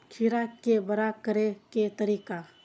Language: Maithili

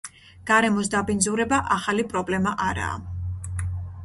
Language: Georgian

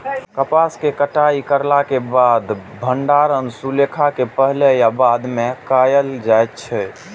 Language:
Maithili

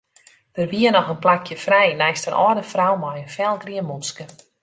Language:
Western Frisian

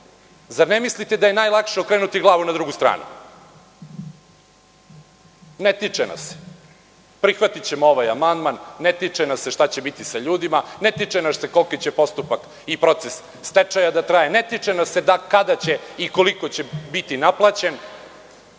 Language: Serbian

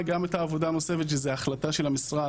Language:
Hebrew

